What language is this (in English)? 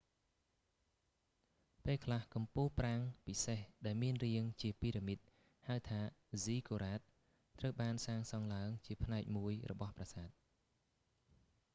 Khmer